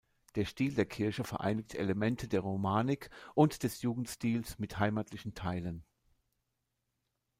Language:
German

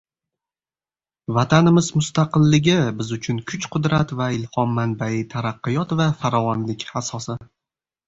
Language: Uzbek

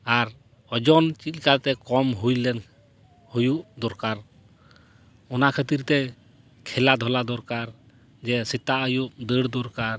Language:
Santali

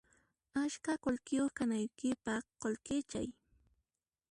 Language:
Puno Quechua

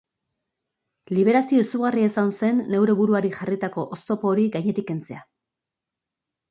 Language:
Basque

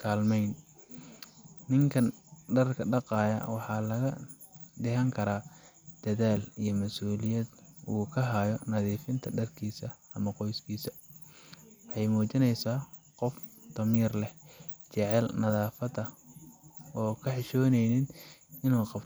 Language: Somali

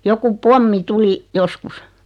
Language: Finnish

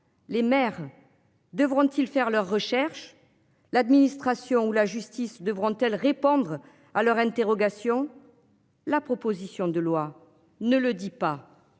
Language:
French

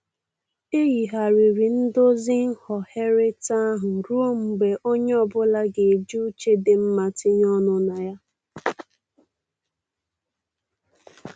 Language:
Igbo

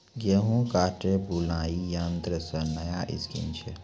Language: Maithili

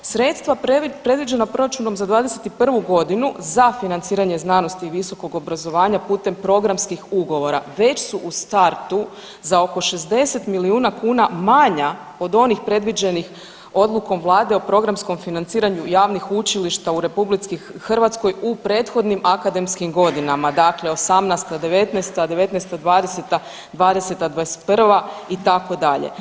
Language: Croatian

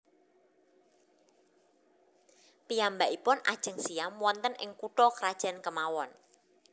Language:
Javanese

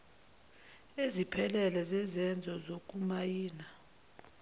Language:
Zulu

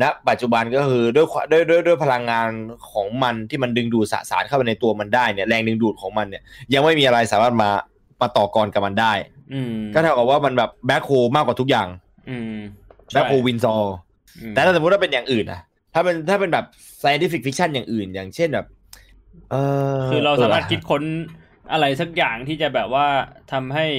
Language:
Thai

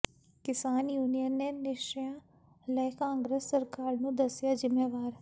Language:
Punjabi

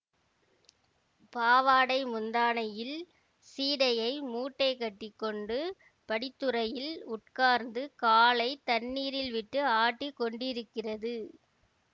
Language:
Tamil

